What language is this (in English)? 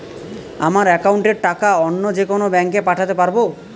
Bangla